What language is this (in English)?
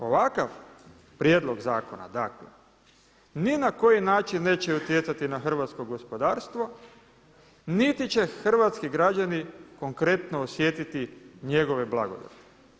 Croatian